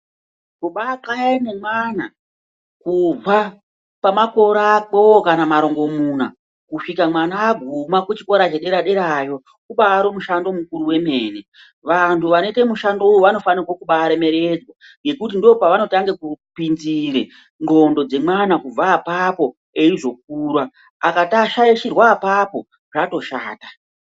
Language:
Ndau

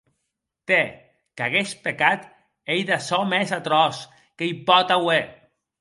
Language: Occitan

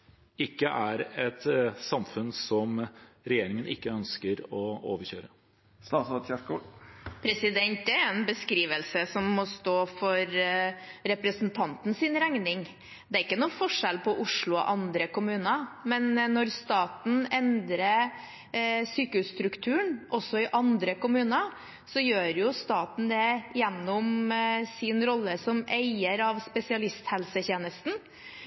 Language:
Norwegian Bokmål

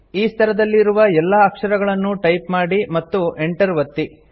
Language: Kannada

